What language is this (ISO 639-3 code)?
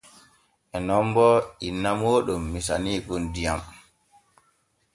fue